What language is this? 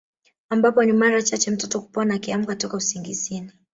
Swahili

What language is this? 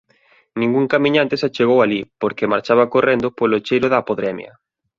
Galician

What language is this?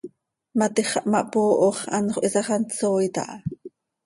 Seri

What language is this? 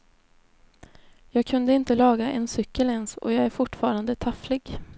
Swedish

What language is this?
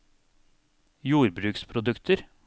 Norwegian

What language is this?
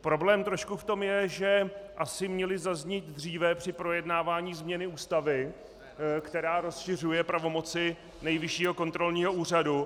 Czech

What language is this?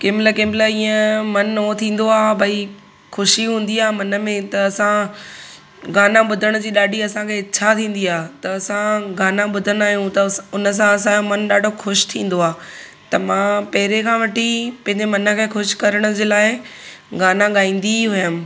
Sindhi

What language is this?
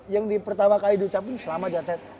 Indonesian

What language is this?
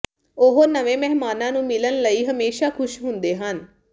Punjabi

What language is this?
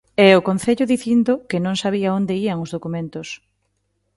Galician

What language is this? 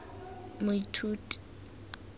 Tswana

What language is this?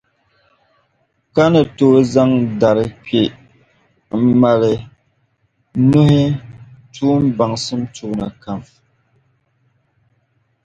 Dagbani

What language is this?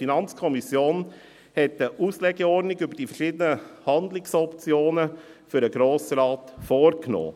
Swiss German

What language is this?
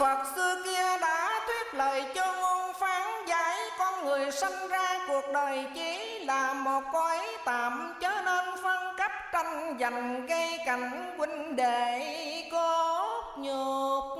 Vietnamese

